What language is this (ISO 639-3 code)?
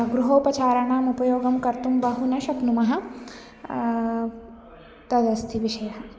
san